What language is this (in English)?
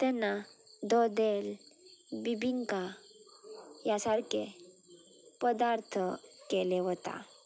Konkani